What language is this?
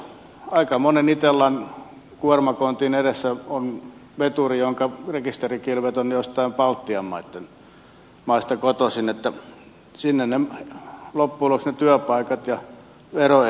Finnish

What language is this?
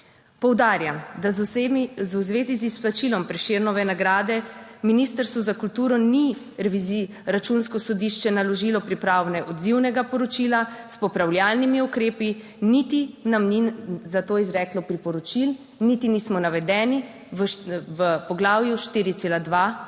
Slovenian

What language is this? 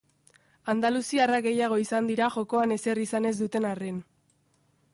Basque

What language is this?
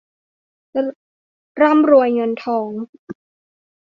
Thai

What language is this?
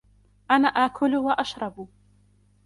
Arabic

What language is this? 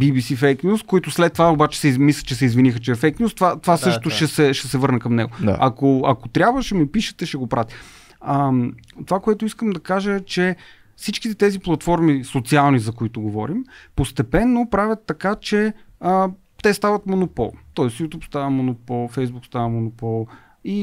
Bulgarian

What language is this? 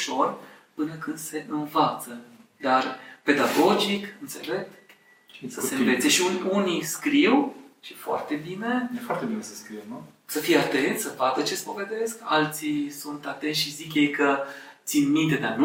Romanian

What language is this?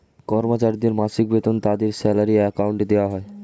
Bangla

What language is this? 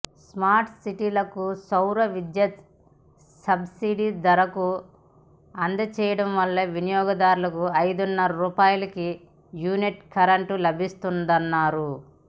Telugu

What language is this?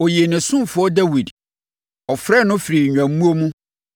Akan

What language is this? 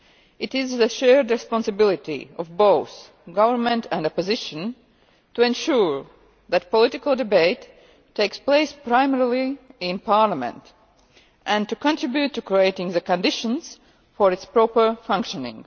English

